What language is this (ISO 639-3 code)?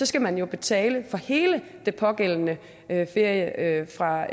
dan